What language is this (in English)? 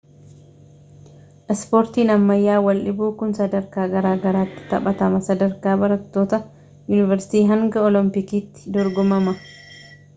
Oromo